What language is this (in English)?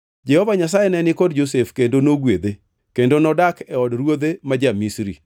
Luo (Kenya and Tanzania)